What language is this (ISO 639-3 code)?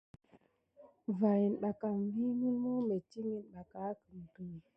gid